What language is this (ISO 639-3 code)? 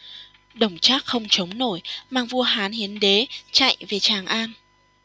vie